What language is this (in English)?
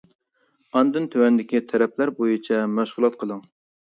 Uyghur